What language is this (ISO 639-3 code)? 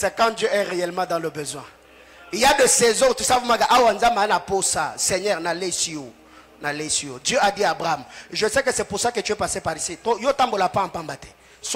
fra